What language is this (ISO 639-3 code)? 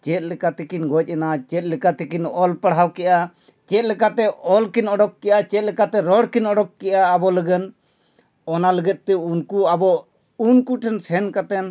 sat